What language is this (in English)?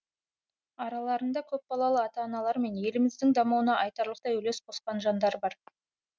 Kazakh